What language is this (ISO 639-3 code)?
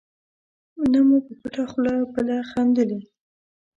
pus